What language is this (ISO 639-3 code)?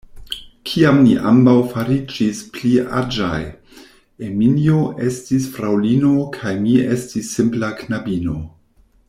epo